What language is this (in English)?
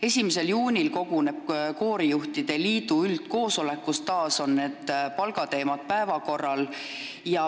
Estonian